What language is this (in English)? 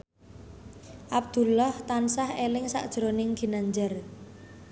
Javanese